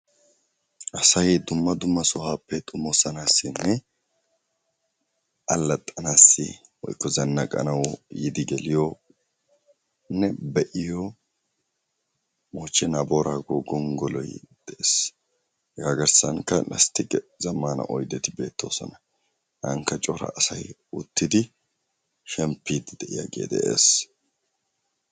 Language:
Wolaytta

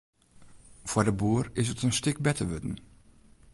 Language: Western Frisian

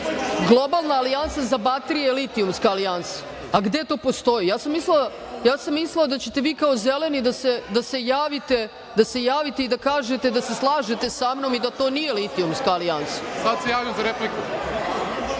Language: Serbian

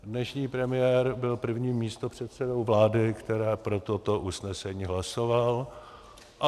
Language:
Czech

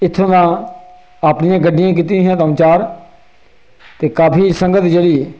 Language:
Dogri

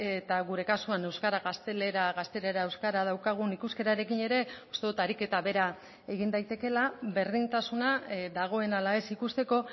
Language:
Basque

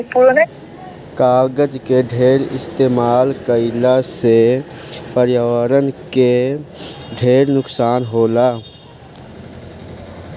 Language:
Bhojpuri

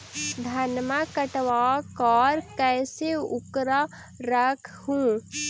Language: Magahi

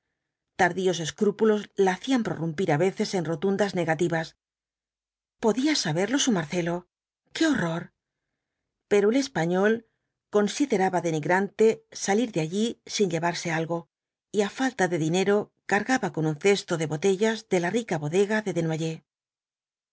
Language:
Spanish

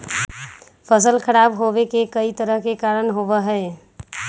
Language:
Magahi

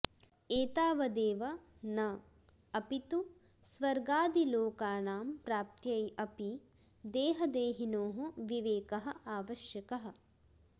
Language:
Sanskrit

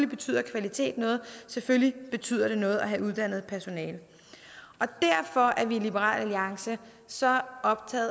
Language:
Danish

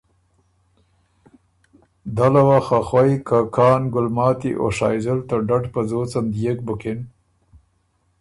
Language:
Ormuri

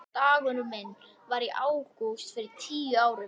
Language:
Icelandic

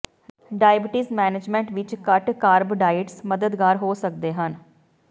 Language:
Punjabi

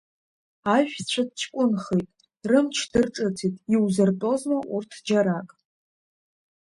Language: Abkhazian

